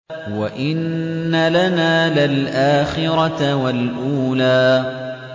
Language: Arabic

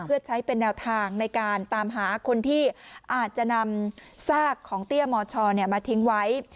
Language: Thai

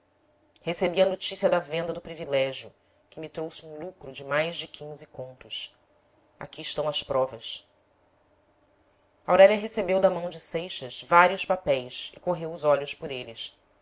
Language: Portuguese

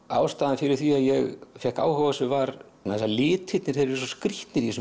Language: Icelandic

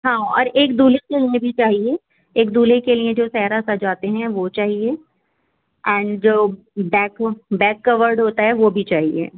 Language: Urdu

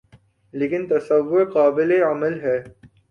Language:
Urdu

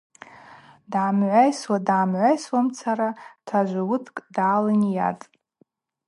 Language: Abaza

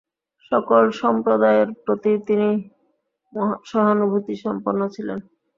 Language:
Bangla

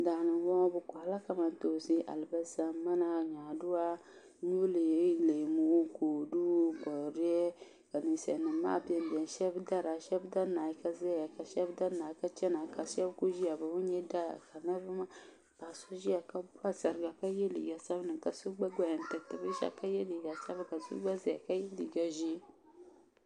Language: Dagbani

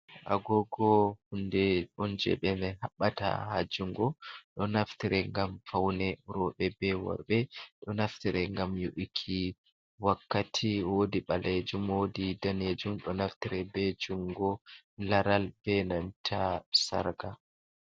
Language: Fula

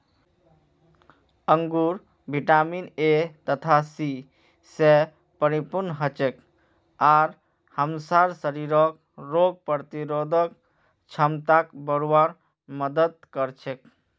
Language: Magahi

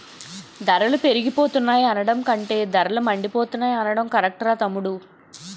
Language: Telugu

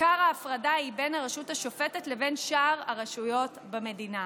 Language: Hebrew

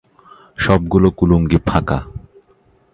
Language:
Bangla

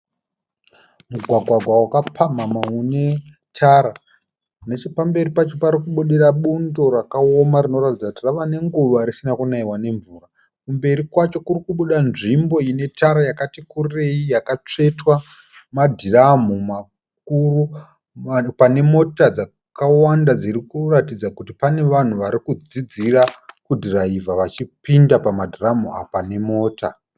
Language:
Shona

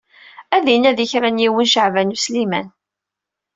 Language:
Kabyle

